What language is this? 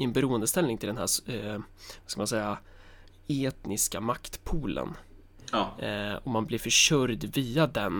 Swedish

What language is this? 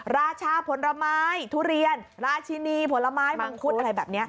Thai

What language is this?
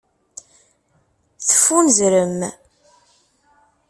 Kabyle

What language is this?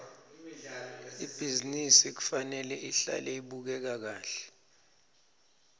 Swati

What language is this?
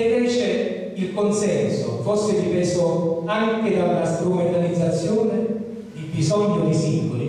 Italian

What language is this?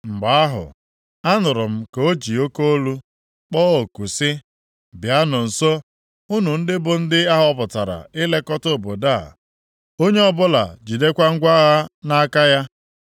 Igbo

